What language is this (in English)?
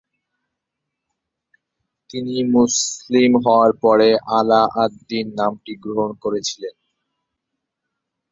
Bangla